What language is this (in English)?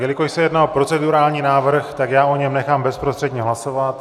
Czech